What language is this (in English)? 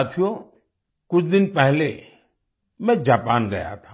Hindi